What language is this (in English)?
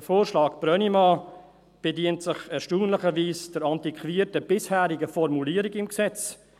Swiss German